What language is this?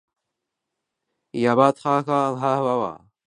English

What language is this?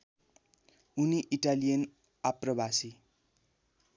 Nepali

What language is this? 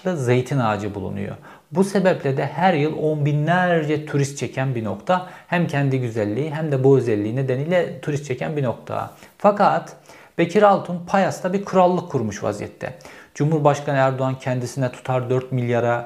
Turkish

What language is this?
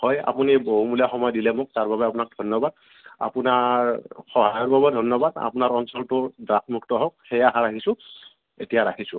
Assamese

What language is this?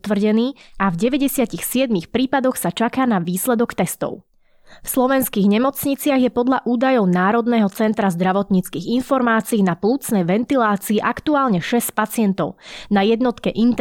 Slovak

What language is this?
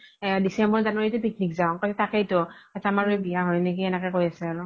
Assamese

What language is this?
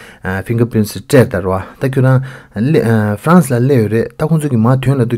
Turkish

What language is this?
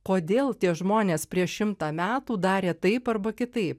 Lithuanian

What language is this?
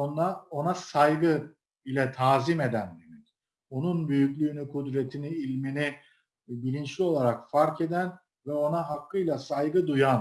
Turkish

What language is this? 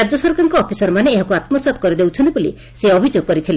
Odia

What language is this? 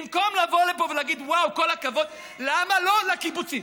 Hebrew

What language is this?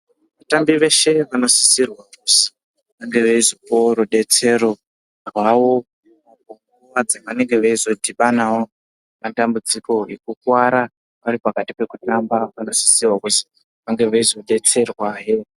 Ndau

